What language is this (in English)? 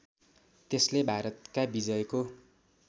Nepali